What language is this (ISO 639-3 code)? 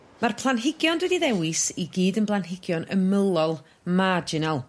cym